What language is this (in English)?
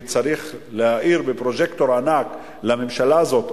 Hebrew